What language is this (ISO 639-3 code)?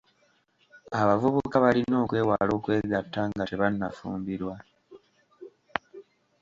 lug